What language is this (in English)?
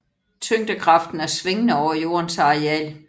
Danish